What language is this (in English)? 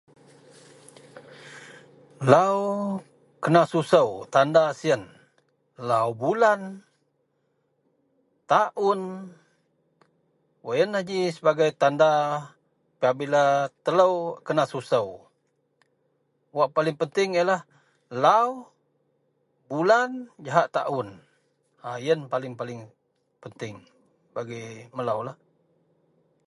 Central Melanau